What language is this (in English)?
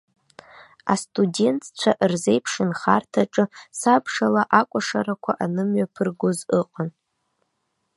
Abkhazian